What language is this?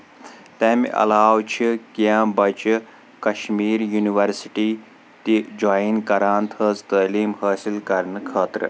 Kashmiri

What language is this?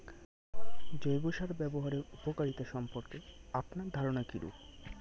Bangla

